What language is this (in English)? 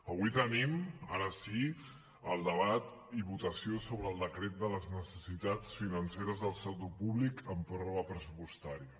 Catalan